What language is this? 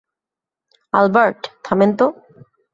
Bangla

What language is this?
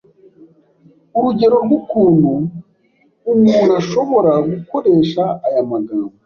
Kinyarwanda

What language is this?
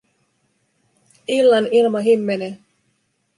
Finnish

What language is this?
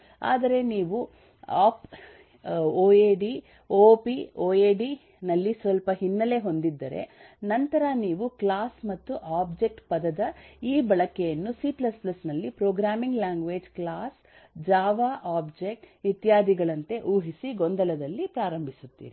Kannada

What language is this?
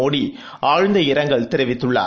Tamil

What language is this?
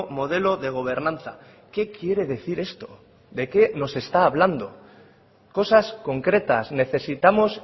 Spanish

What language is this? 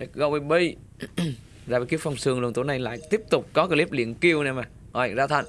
Vietnamese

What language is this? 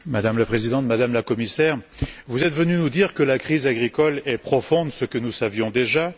French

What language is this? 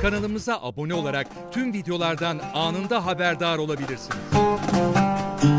Turkish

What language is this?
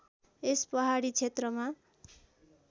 Nepali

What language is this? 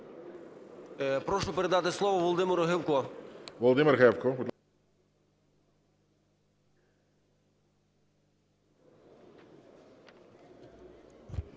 Ukrainian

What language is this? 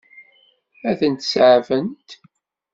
Kabyle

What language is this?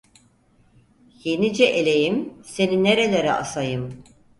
Turkish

